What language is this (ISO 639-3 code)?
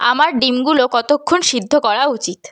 ben